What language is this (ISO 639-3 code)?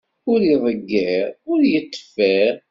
kab